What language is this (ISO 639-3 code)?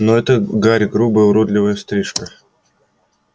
rus